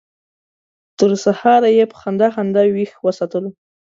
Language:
Pashto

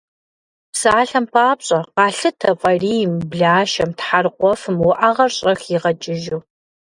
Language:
Kabardian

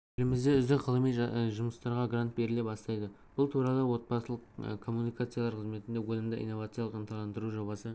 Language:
Kazakh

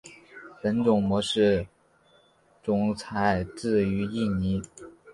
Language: Chinese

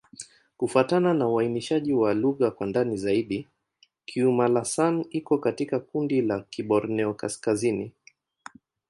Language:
Swahili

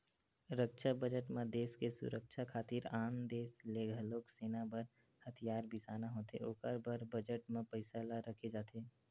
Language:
Chhattisgarhi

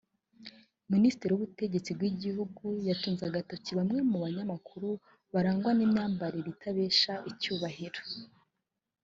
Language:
Kinyarwanda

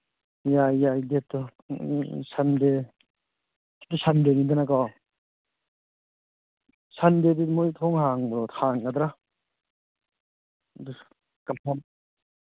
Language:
Manipuri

